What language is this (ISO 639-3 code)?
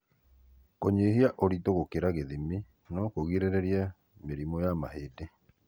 kik